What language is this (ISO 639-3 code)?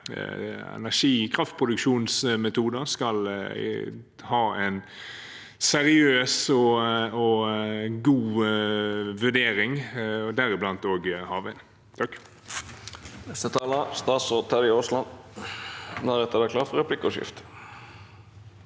nor